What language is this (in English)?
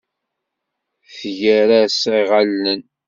Kabyle